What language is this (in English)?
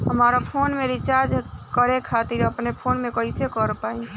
Bhojpuri